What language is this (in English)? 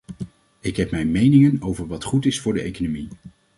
Dutch